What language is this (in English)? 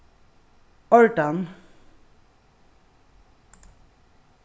Faroese